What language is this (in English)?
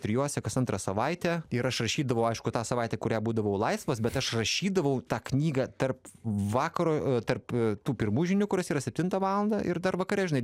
Lithuanian